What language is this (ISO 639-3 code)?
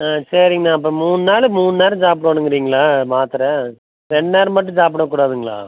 tam